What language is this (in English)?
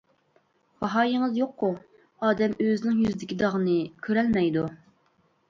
Uyghur